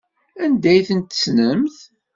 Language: Kabyle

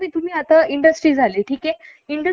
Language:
Marathi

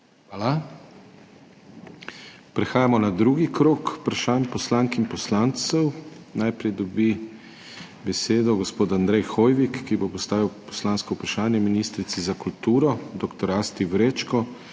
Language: Slovenian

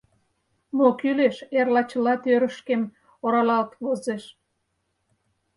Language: Mari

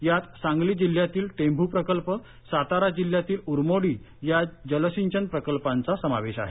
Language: Marathi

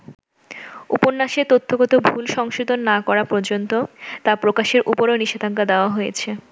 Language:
Bangla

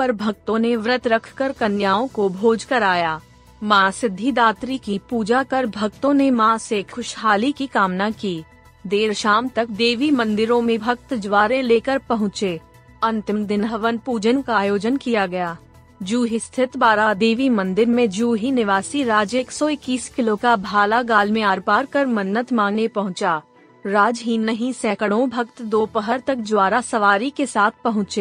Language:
Hindi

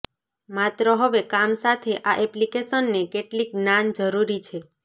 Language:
Gujarati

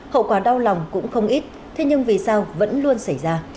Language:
Vietnamese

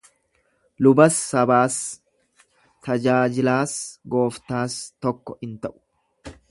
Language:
Oromo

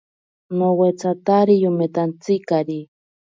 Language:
Ashéninka Perené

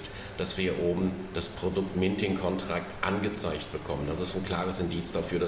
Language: German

